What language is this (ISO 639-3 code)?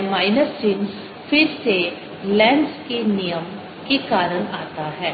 hin